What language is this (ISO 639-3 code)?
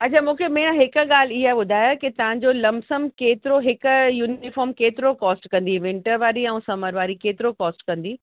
snd